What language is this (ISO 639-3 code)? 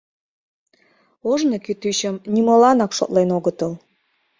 chm